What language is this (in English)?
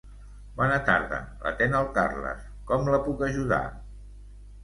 Catalan